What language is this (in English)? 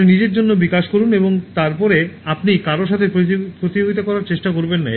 Bangla